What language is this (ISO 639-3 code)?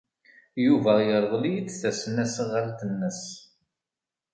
kab